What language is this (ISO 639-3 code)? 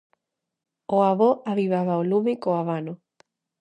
glg